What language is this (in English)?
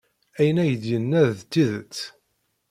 Kabyle